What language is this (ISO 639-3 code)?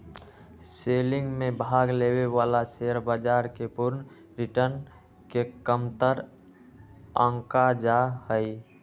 mag